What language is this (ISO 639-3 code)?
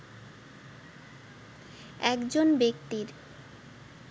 ben